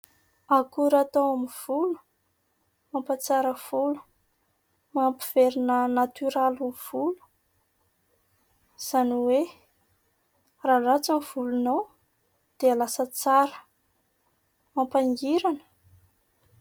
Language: Malagasy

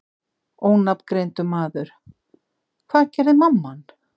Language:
Icelandic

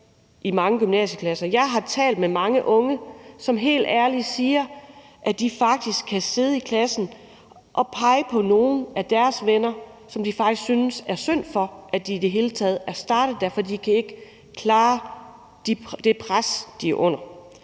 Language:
Danish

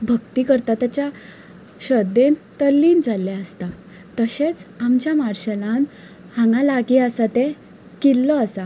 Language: Konkani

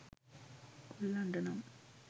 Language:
Sinhala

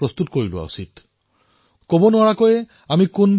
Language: Assamese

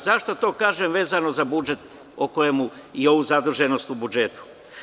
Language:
Serbian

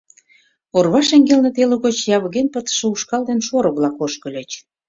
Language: Mari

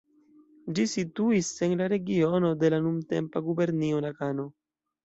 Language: Esperanto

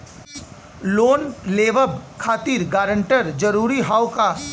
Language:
Bhojpuri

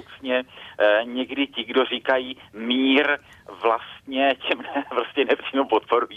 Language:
Czech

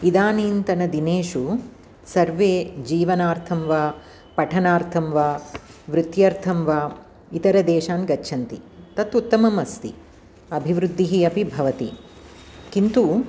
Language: Sanskrit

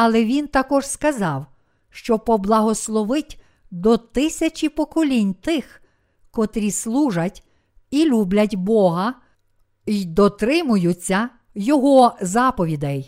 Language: Ukrainian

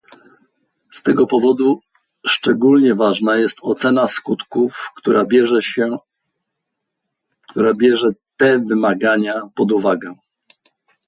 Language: Polish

